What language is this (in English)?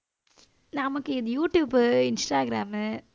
Tamil